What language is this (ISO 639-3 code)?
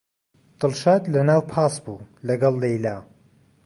ckb